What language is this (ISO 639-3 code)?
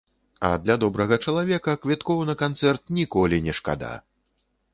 bel